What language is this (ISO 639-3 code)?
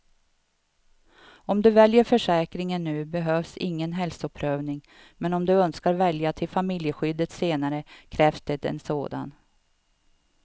swe